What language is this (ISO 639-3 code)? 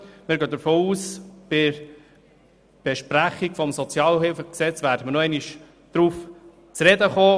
gsw